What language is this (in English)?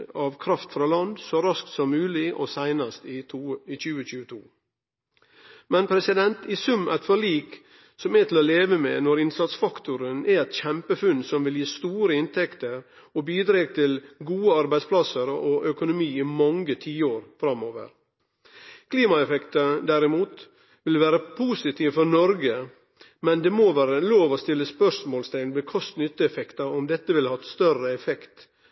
Norwegian Nynorsk